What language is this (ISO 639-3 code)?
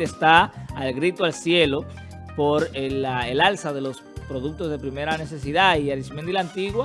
spa